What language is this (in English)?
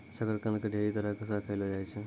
Maithili